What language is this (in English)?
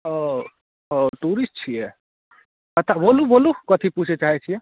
Maithili